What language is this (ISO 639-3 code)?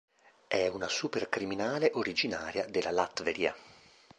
ita